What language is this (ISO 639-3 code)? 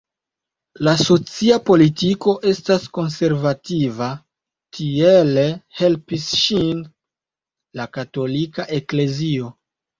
epo